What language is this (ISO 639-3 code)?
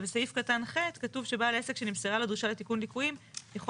heb